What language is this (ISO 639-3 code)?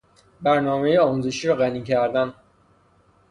fas